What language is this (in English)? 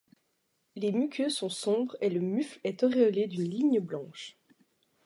French